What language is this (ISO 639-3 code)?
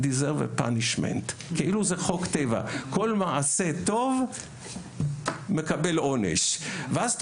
heb